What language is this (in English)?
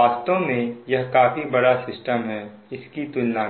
Hindi